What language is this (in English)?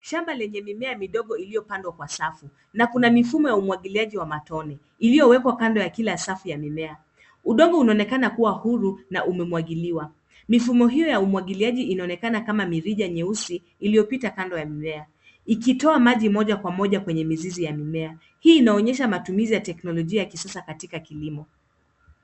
Swahili